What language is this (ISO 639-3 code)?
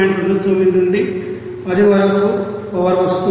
tel